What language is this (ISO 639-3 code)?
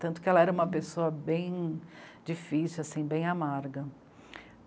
por